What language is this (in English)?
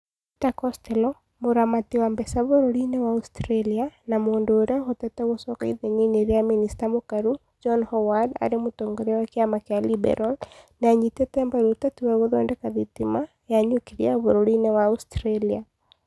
Kikuyu